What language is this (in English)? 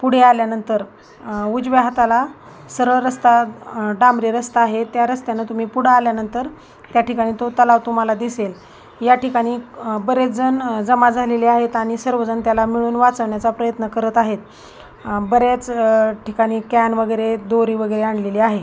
Marathi